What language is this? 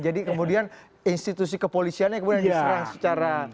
Indonesian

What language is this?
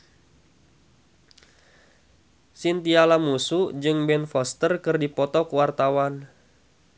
Sundanese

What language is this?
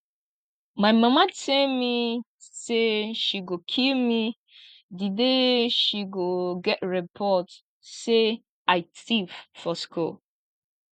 Nigerian Pidgin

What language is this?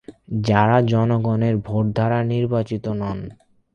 Bangla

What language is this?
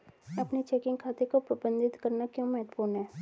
Hindi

